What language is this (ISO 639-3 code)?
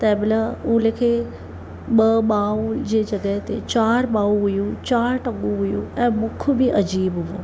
snd